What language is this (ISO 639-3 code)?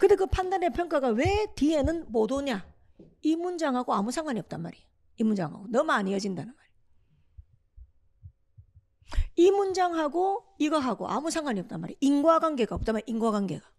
kor